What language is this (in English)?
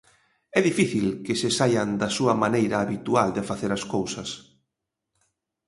Galician